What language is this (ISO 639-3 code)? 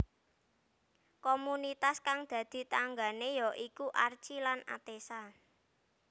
jav